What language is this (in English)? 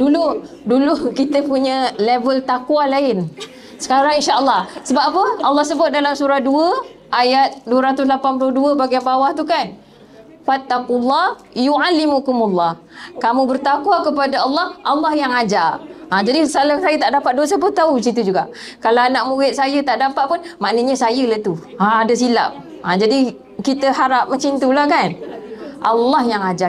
Malay